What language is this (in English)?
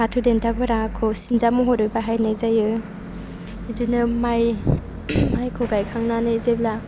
Bodo